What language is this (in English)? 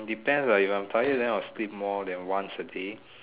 English